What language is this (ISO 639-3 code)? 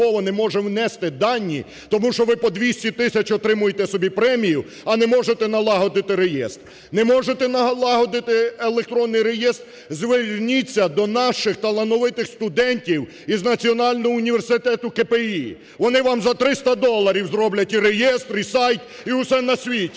ukr